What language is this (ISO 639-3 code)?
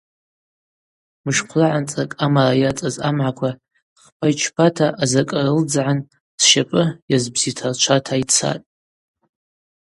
abq